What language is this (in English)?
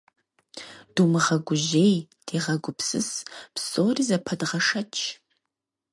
Kabardian